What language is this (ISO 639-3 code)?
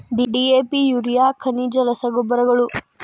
kan